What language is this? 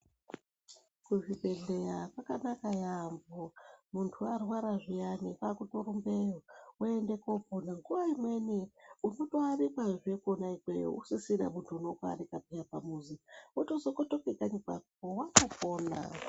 Ndau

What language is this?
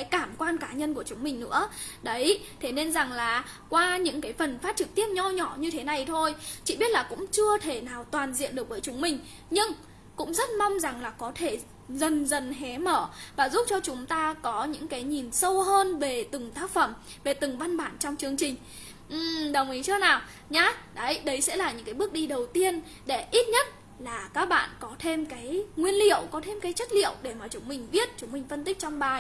Vietnamese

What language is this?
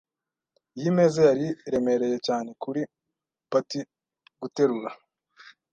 Kinyarwanda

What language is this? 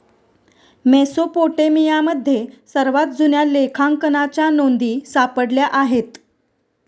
Marathi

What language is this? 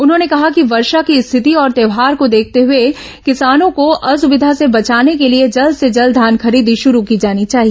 Hindi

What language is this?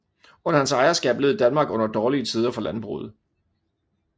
Danish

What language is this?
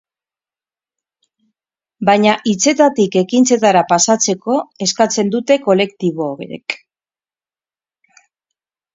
Basque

